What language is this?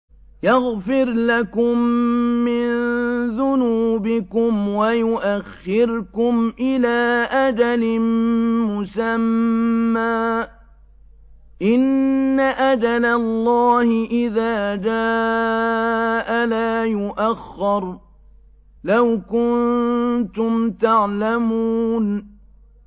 Arabic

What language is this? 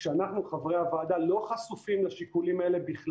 Hebrew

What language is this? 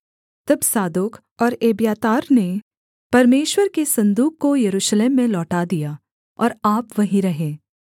Hindi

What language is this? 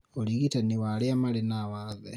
Kikuyu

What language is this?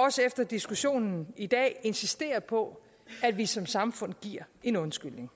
Danish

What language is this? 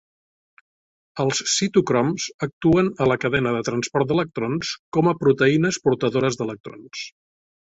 Catalan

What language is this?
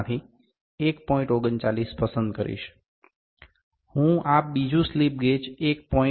Gujarati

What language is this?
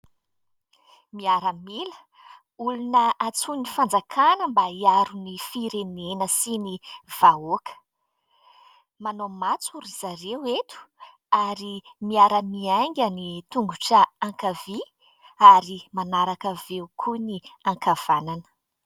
Malagasy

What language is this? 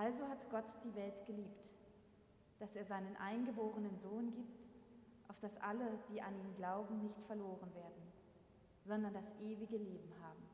German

